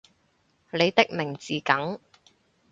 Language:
Cantonese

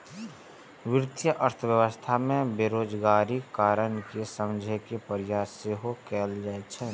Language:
Maithili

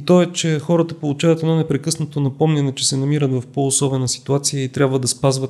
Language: Bulgarian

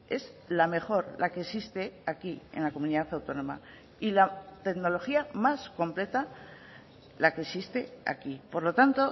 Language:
Spanish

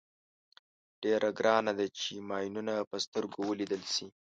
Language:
Pashto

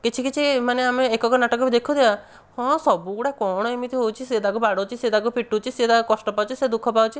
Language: Odia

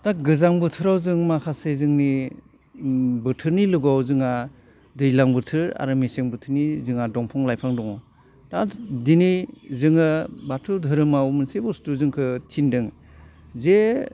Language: Bodo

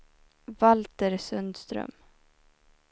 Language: Swedish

